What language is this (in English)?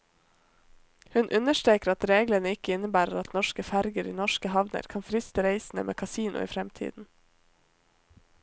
Norwegian